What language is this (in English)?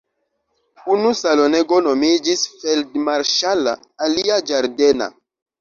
Esperanto